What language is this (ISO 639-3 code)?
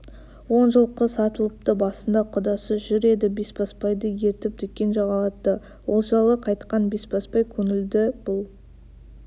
kaz